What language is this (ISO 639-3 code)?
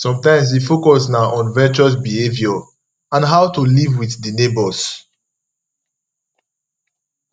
pcm